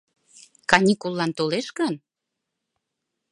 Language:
Mari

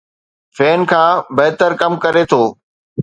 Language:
Sindhi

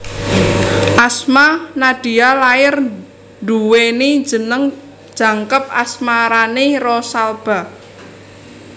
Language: Javanese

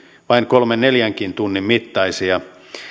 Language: Finnish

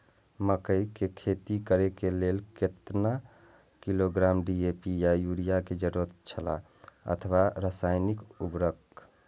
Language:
Maithili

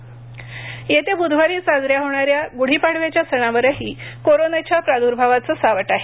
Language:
Marathi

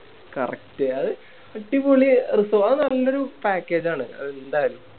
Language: Malayalam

